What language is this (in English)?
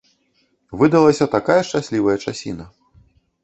Belarusian